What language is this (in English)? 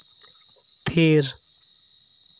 Santali